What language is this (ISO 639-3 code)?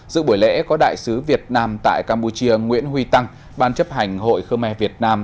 vie